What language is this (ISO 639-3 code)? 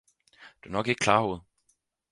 dan